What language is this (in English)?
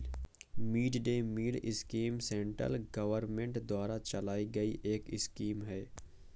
Hindi